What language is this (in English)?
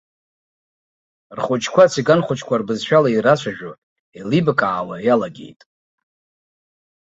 Abkhazian